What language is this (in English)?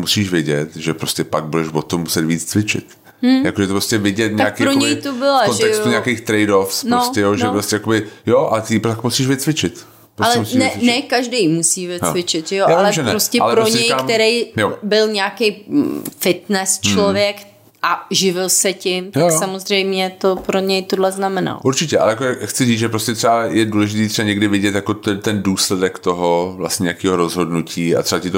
Czech